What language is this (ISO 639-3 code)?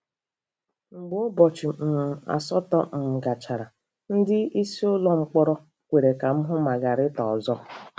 ibo